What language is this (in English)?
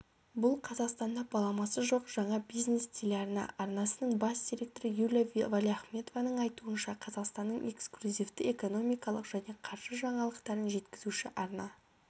Kazakh